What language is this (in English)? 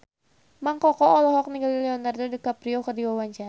Sundanese